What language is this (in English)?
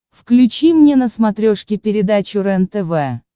Russian